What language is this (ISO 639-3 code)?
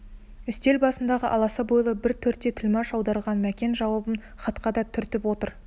kaz